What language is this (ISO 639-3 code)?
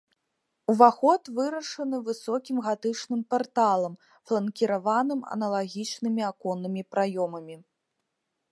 bel